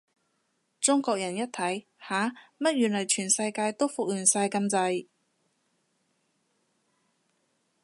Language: Cantonese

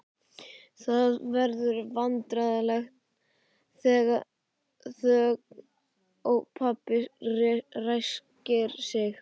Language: Icelandic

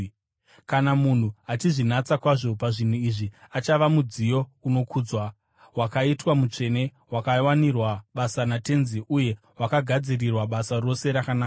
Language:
Shona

